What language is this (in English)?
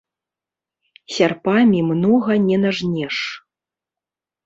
Belarusian